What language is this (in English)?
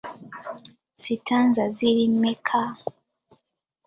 Ganda